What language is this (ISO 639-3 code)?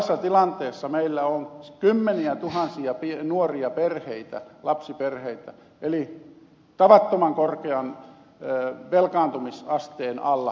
fin